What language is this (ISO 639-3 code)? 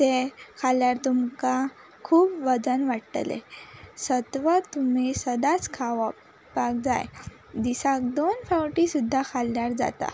kok